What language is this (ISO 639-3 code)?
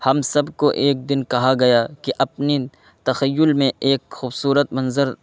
urd